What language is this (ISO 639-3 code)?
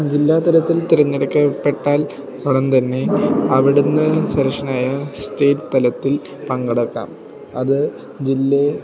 mal